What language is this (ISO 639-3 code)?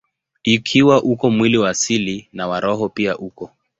swa